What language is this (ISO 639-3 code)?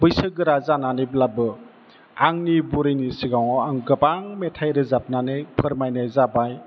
brx